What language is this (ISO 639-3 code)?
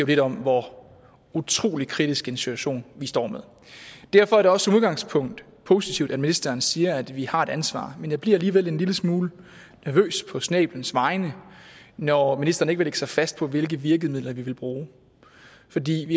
dan